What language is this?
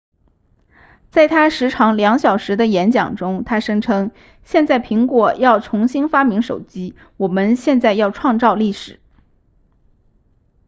Chinese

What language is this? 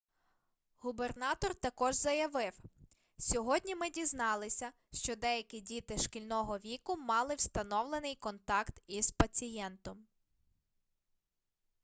Ukrainian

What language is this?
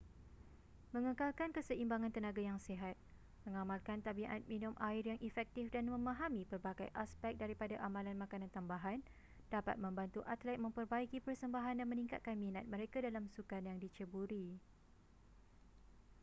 Malay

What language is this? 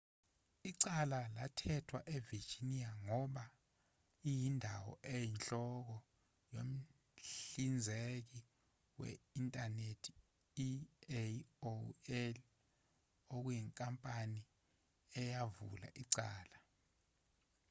Zulu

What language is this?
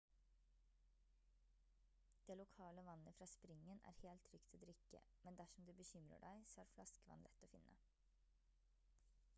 Norwegian Bokmål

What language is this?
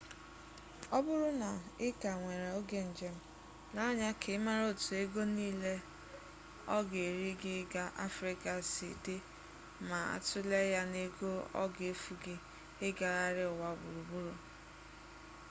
Igbo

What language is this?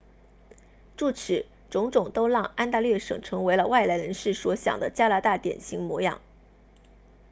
Chinese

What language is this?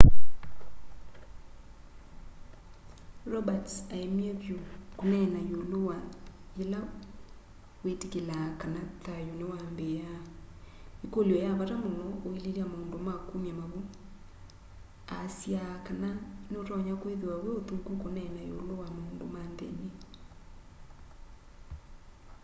Kamba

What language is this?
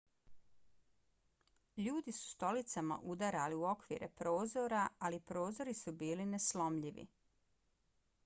Bosnian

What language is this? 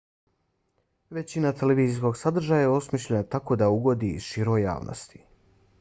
Bosnian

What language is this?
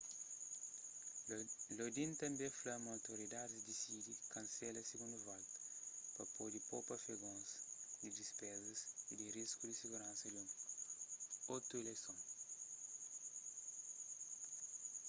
Kabuverdianu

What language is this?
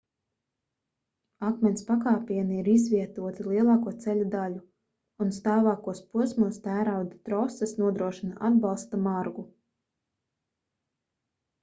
Latvian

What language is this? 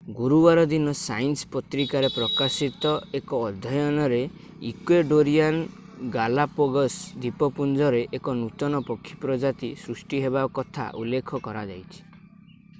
Odia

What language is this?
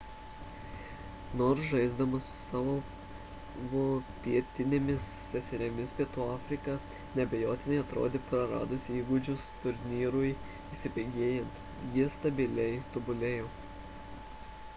Lithuanian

